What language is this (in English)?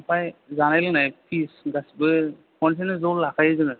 Bodo